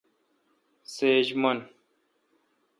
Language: Kalkoti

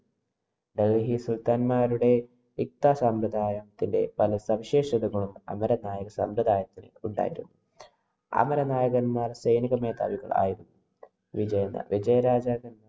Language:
Malayalam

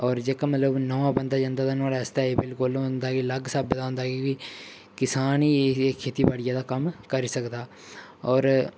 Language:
Dogri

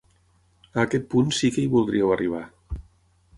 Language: Catalan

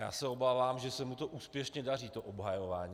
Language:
Czech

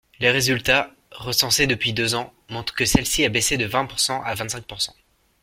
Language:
French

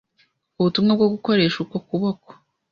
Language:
Kinyarwanda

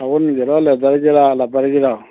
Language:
Manipuri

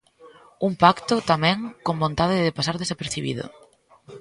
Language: Galician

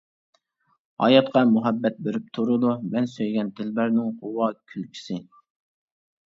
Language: Uyghur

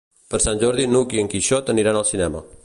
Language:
Catalan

